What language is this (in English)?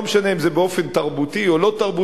Hebrew